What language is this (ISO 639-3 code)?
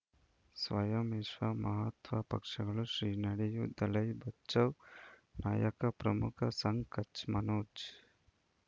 kan